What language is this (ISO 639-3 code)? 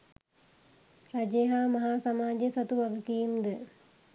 sin